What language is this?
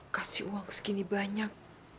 Indonesian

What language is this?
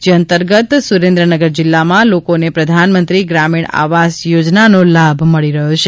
Gujarati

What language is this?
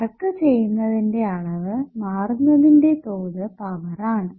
Malayalam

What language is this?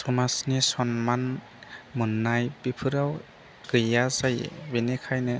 Bodo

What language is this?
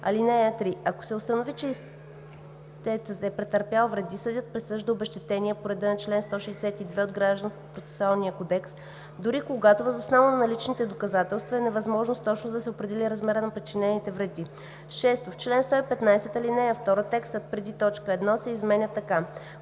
Bulgarian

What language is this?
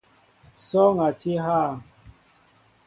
Mbo (Cameroon)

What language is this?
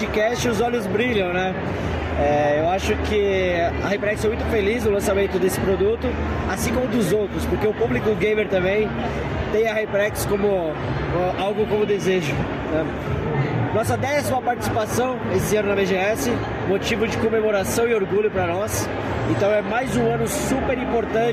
Portuguese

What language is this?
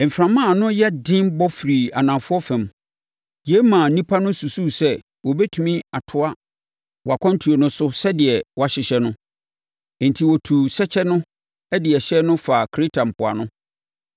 Akan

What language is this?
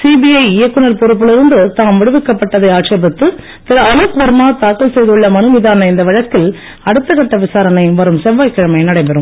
Tamil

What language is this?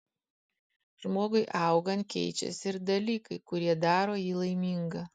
Lithuanian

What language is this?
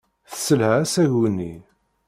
Kabyle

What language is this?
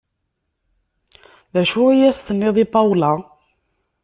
Kabyle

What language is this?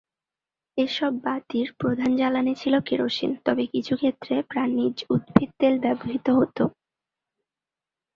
Bangla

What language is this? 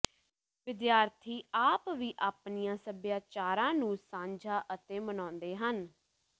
Punjabi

